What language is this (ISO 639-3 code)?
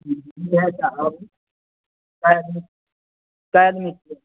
mai